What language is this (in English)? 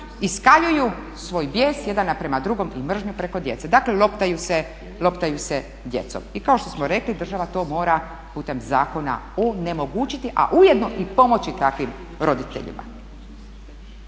Croatian